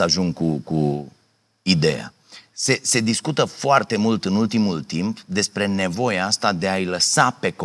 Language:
Romanian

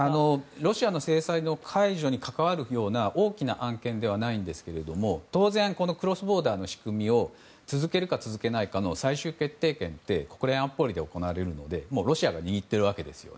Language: Japanese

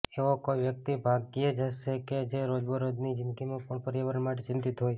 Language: Gujarati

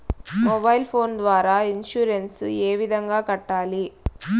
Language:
Telugu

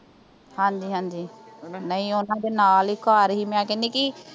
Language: Punjabi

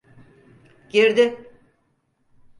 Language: Turkish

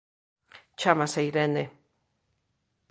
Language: Galician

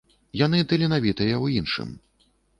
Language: Belarusian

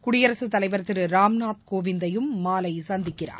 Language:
Tamil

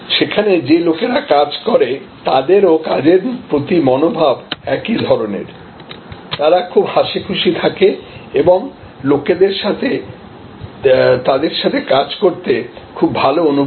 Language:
Bangla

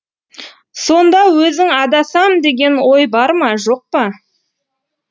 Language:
Kazakh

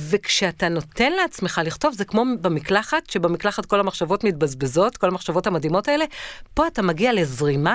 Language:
Hebrew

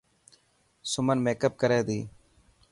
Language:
Dhatki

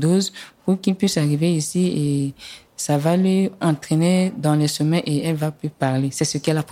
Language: French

